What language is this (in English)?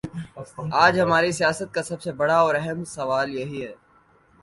Urdu